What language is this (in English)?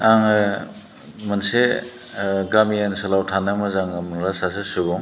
Bodo